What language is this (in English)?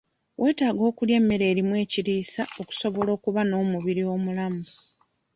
Ganda